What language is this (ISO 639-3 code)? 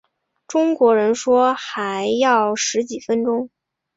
zho